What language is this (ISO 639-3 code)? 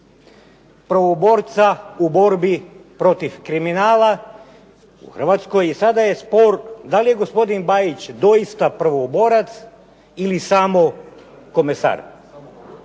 hrv